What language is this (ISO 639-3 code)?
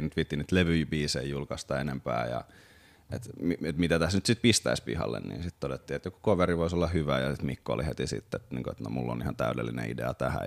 fin